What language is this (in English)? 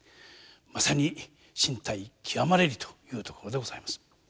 Japanese